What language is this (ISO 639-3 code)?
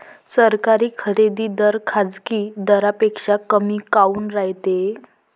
mar